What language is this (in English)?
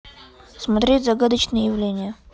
Russian